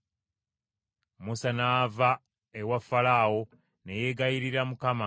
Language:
Ganda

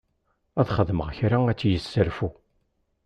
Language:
Kabyle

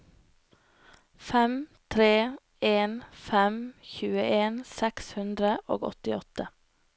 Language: Norwegian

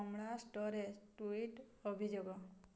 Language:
Odia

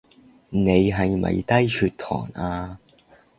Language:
Cantonese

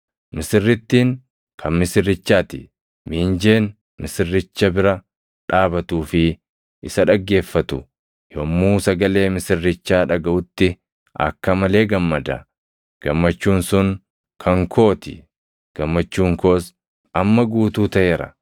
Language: Oromo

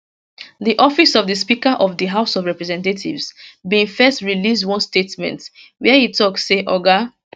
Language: Nigerian Pidgin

